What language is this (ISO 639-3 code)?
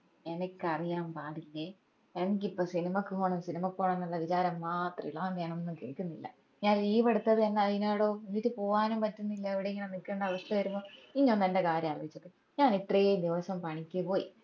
mal